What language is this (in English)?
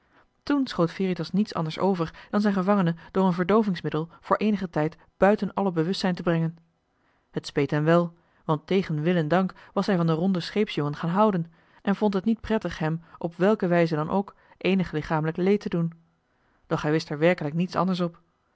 Dutch